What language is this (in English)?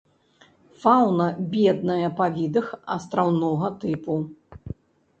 Belarusian